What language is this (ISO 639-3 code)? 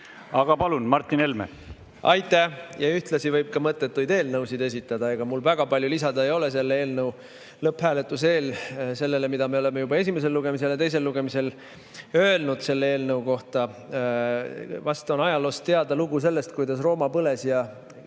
est